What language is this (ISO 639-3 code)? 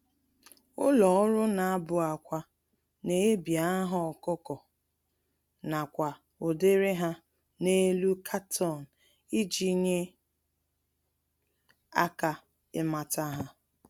ibo